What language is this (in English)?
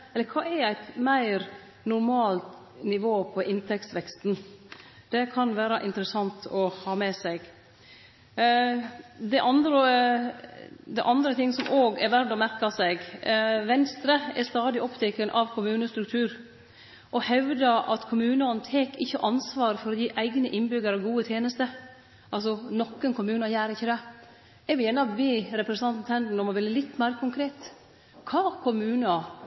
Norwegian Nynorsk